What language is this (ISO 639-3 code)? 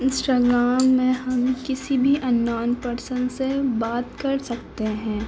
urd